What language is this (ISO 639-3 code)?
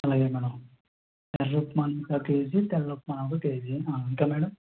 tel